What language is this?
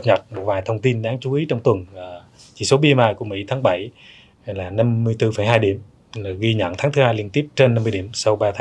Vietnamese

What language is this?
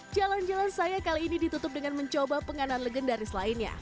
Indonesian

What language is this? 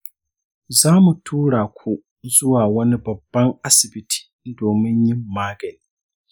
Hausa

